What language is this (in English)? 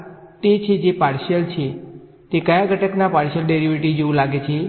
Gujarati